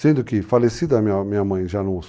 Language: Portuguese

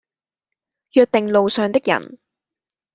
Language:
Cantonese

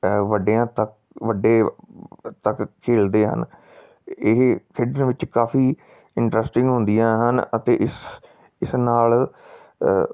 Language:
Punjabi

